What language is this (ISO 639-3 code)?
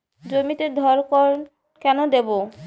ben